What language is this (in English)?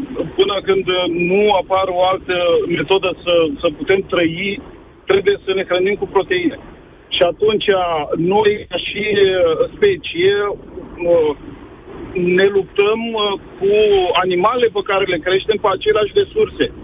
Romanian